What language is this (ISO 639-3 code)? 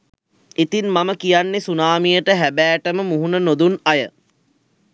sin